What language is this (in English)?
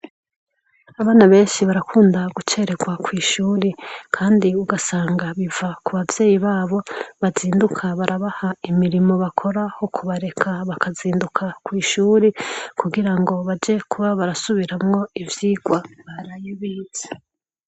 Rundi